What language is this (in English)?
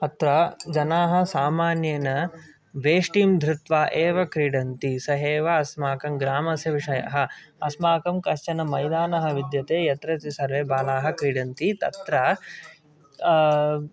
Sanskrit